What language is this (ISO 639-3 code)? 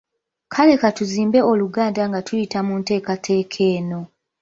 lug